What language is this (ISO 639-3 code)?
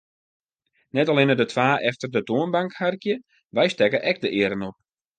fry